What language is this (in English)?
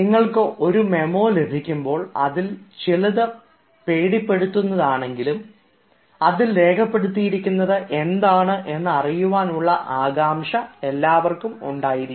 Malayalam